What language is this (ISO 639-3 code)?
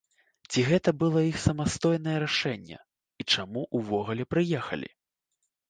bel